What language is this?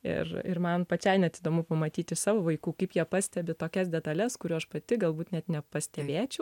Lithuanian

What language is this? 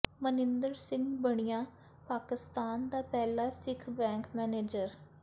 Punjabi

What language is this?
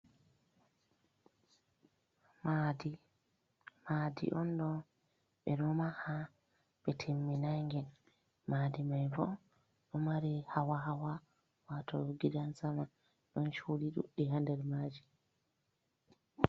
Fula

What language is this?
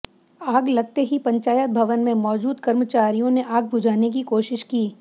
Hindi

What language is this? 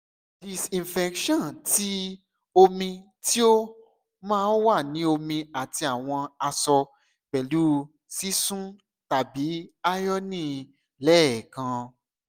Yoruba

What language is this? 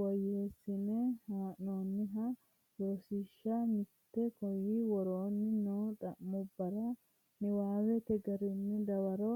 Sidamo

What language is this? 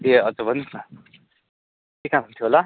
Nepali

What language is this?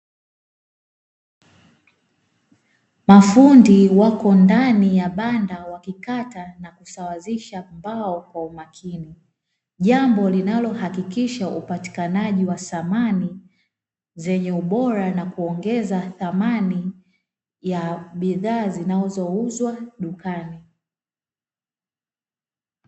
Swahili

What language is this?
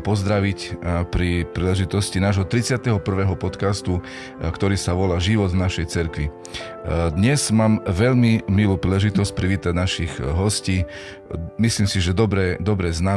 Slovak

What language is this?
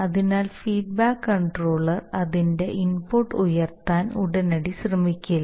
Malayalam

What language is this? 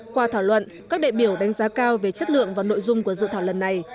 Vietnamese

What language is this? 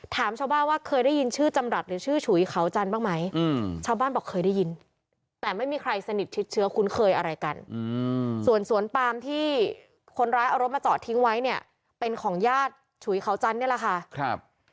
Thai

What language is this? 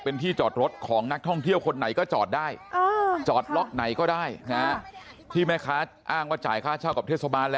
Thai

